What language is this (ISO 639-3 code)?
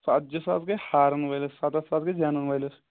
kas